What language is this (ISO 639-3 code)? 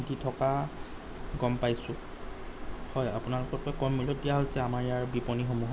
asm